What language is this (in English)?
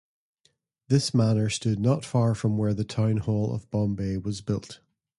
English